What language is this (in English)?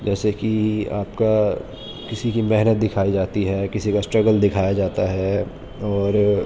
Urdu